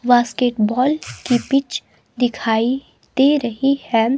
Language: Hindi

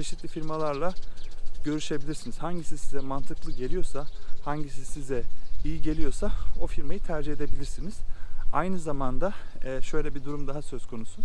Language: Turkish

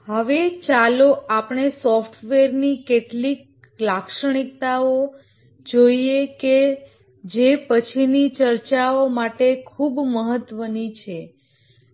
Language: Gujarati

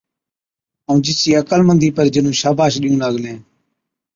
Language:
Od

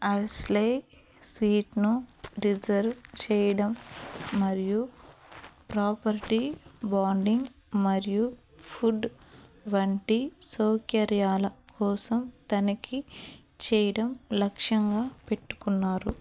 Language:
Telugu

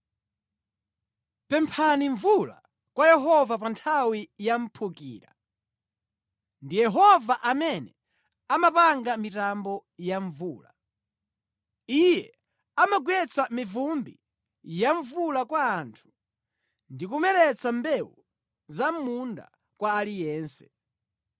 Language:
Nyanja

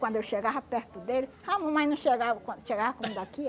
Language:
Portuguese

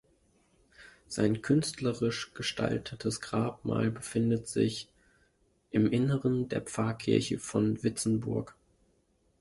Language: German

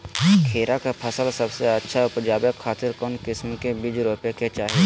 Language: Magahi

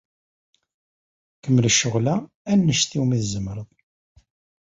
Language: Kabyle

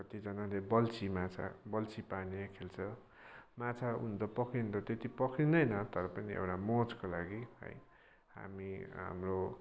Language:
Nepali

